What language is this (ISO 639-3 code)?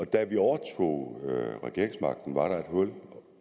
dan